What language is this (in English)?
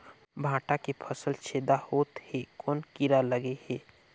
Chhattisgarhi